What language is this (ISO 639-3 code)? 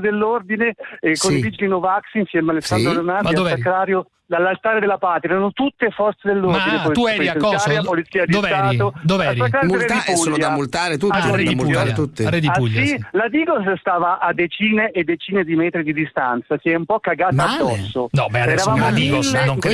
ita